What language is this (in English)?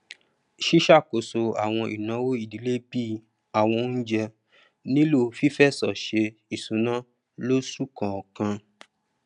Yoruba